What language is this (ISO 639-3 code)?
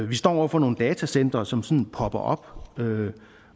dan